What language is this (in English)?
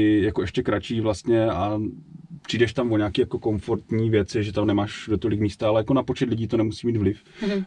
Czech